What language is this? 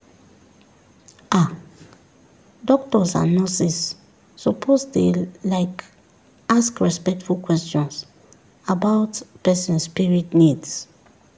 Nigerian Pidgin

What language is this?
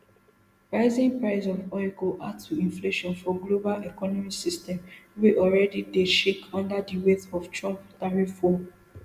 Nigerian Pidgin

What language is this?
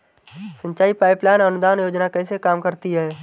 Hindi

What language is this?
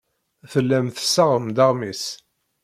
Kabyle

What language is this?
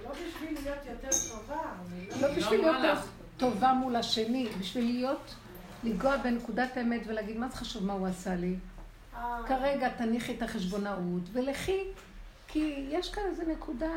Hebrew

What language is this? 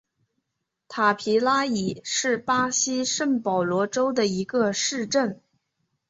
Chinese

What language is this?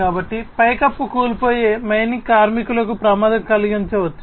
Telugu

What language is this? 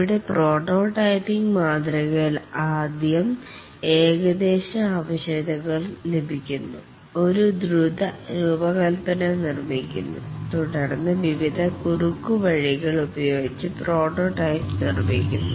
Malayalam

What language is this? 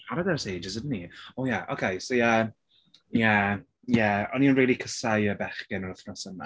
Welsh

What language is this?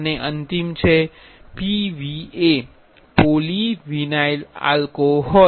Gujarati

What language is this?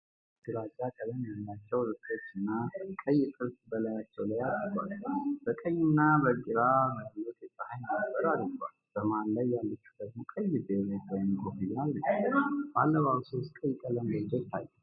Amharic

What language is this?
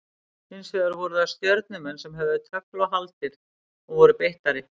Icelandic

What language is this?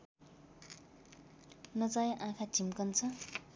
Nepali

